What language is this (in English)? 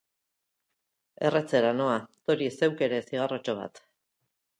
Basque